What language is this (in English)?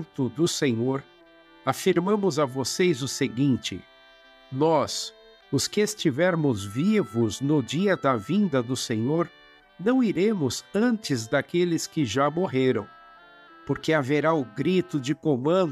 Portuguese